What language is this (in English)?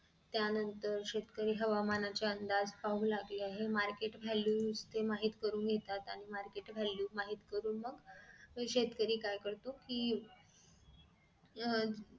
Marathi